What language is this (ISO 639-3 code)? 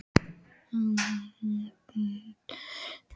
isl